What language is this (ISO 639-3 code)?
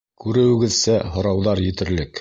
bak